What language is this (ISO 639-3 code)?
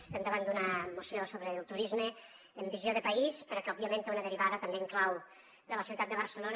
cat